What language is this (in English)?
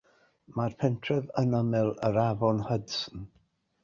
Welsh